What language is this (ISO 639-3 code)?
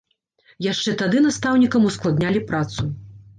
bel